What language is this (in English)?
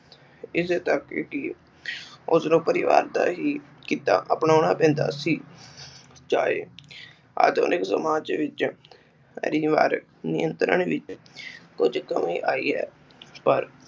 Punjabi